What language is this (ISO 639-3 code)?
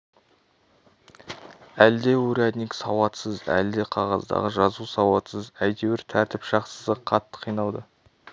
kaz